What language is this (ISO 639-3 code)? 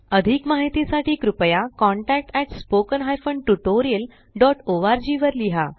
mar